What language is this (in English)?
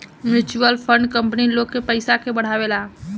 Bhojpuri